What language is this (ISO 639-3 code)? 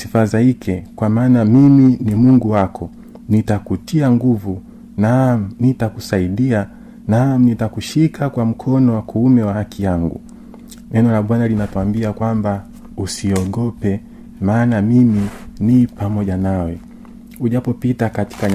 swa